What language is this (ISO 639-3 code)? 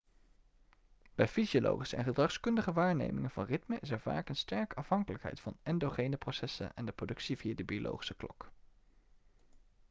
nld